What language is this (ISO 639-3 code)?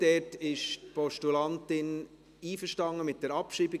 gsw